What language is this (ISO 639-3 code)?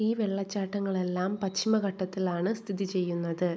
mal